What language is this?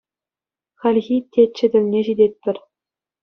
Chuvash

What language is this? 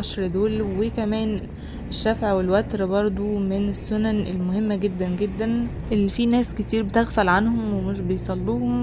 Arabic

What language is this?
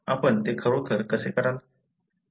Marathi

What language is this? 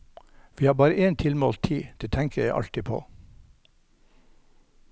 Norwegian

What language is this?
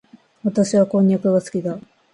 Japanese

